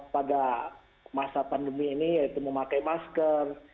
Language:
Indonesian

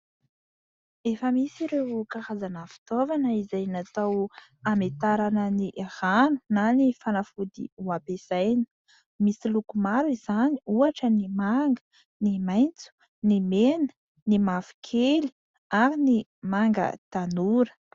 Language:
Malagasy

